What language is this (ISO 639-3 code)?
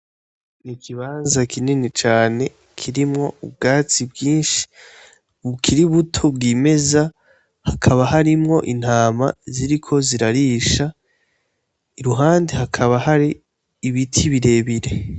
run